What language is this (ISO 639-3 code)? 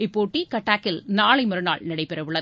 tam